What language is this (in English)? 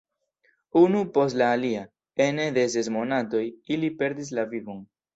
Esperanto